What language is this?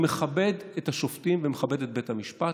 Hebrew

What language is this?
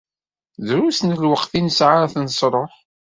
Kabyle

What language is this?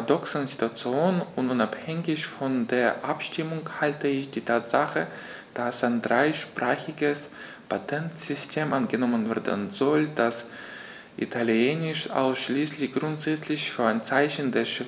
German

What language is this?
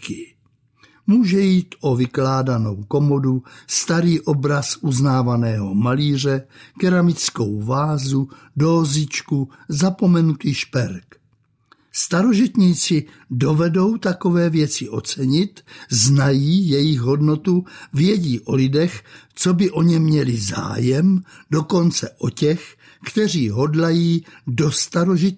Czech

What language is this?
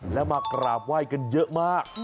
Thai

